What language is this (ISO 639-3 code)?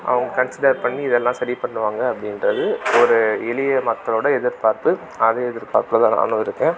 tam